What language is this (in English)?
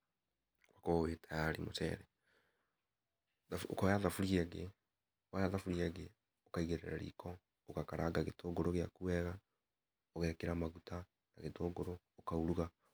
Kikuyu